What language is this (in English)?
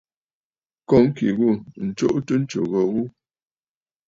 Bafut